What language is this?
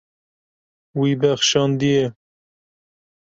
Kurdish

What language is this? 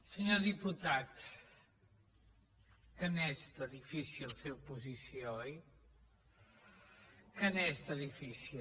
Catalan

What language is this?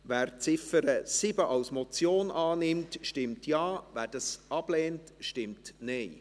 Swiss German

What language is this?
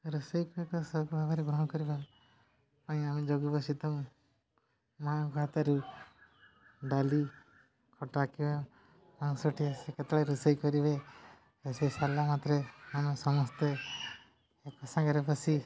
Odia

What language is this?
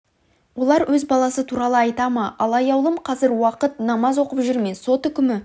Kazakh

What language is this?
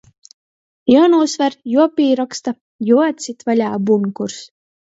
Latgalian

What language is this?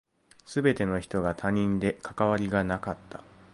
Japanese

